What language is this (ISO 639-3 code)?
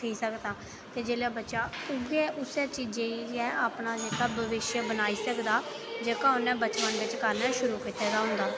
doi